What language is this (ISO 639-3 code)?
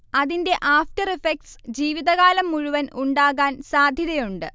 mal